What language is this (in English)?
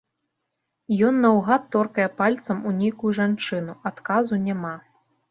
Belarusian